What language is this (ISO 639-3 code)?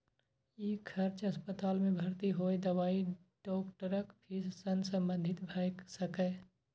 mai